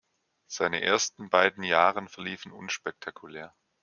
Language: German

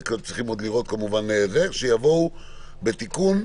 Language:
Hebrew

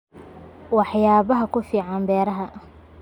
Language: Somali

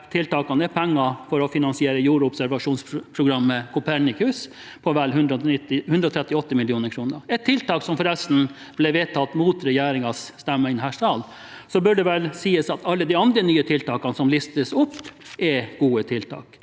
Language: Norwegian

